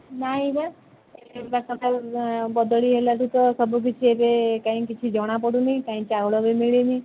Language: Odia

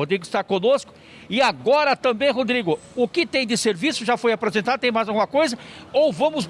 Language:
Portuguese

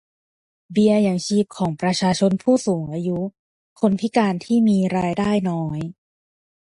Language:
Thai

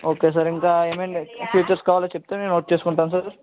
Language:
Telugu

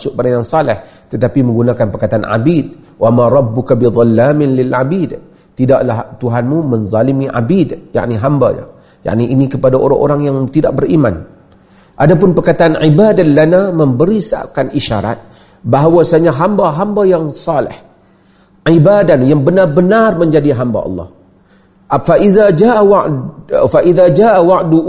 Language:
Malay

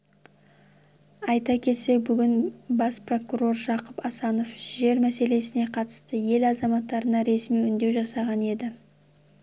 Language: Kazakh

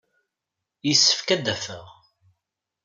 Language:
Kabyle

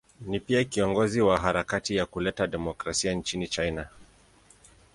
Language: Swahili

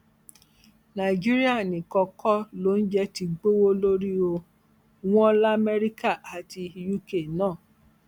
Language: Yoruba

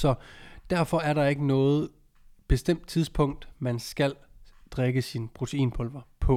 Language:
Danish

